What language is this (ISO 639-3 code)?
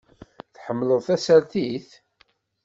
kab